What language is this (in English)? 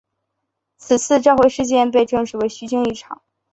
Chinese